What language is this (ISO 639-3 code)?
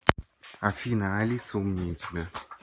rus